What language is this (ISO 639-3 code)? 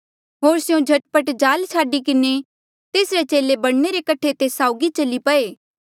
mjl